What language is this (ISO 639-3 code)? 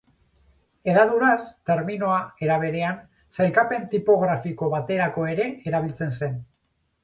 eus